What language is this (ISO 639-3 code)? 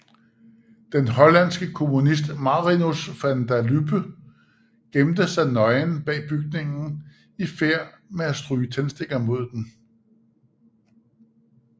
dan